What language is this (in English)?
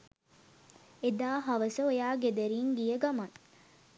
Sinhala